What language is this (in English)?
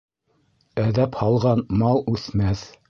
Bashkir